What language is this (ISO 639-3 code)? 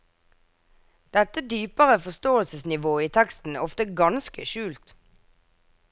nor